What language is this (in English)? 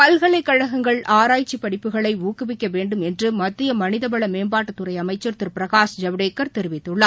Tamil